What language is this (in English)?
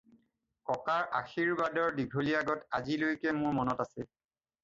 Assamese